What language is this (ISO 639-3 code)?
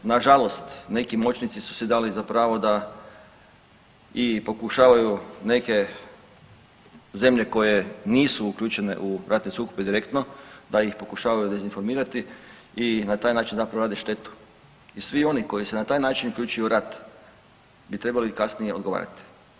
hrv